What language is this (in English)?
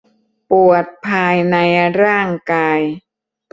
Thai